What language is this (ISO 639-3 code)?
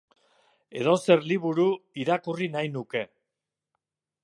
eus